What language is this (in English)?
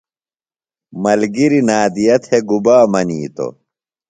Phalura